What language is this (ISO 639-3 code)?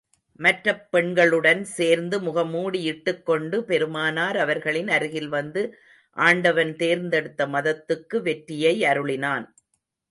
tam